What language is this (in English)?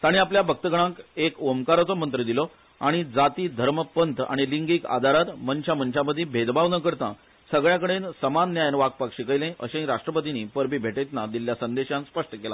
Konkani